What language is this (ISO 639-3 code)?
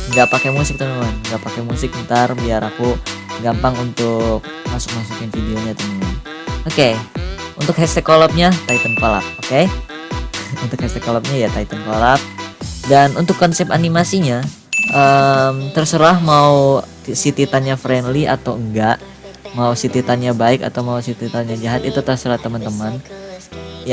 ind